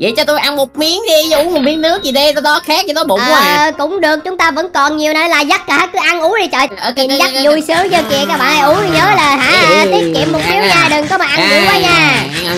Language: Vietnamese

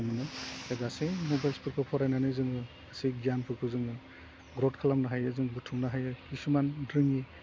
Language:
Bodo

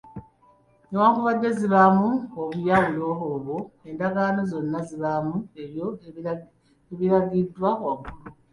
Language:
Ganda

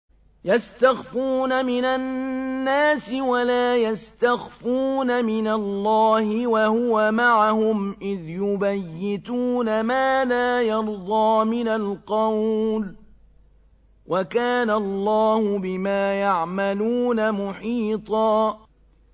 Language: Arabic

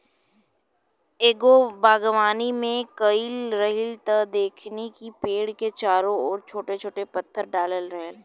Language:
Bhojpuri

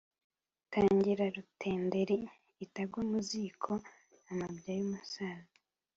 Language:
Kinyarwanda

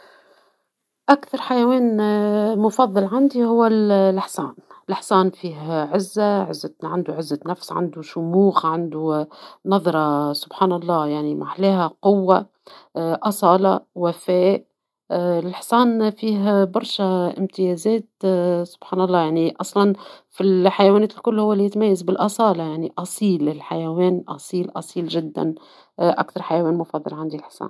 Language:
Tunisian Arabic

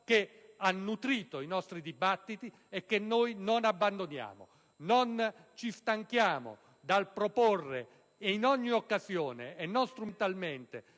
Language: Italian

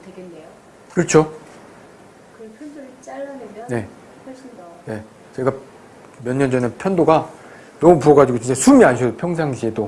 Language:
Korean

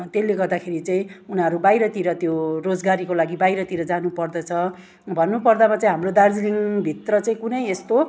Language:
Nepali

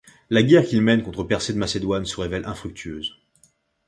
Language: French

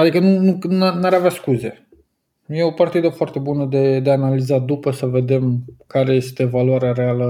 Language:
Romanian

